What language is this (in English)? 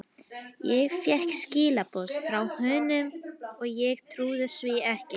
Icelandic